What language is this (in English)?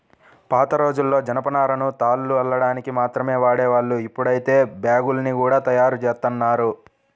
Telugu